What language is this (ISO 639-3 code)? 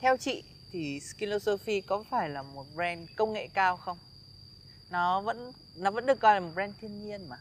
vie